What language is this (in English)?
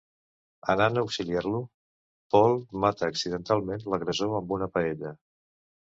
Catalan